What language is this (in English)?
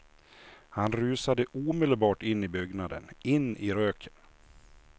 Swedish